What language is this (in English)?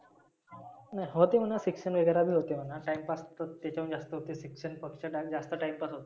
Marathi